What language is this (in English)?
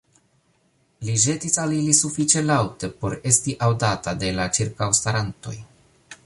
Esperanto